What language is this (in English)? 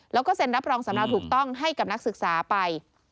Thai